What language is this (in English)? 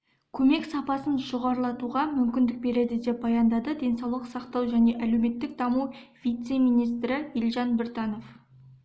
Kazakh